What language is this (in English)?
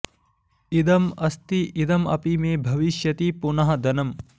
Sanskrit